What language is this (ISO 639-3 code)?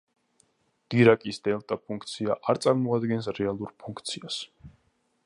kat